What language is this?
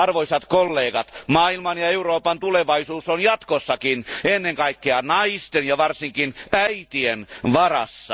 Finnish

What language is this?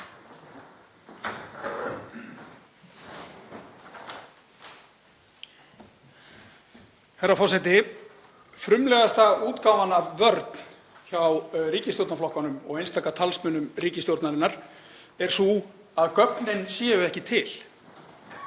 Icelandic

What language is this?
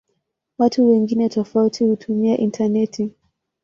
Swahili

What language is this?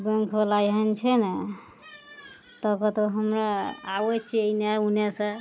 Maithili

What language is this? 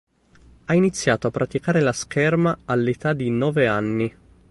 Italian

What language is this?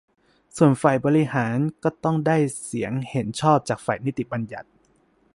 Thai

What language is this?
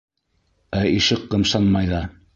Bashkir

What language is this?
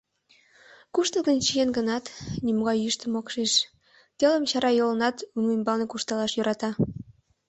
Mari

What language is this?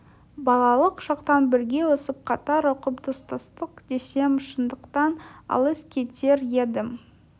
Kazakh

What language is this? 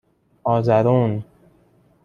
Persian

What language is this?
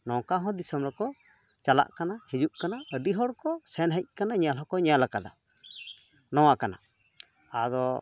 Santali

